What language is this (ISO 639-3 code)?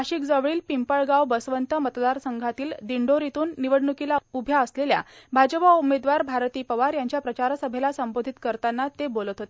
mar